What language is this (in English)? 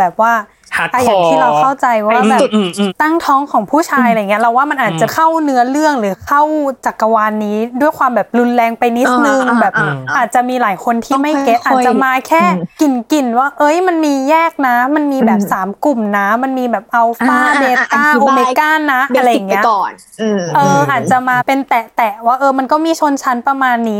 Thai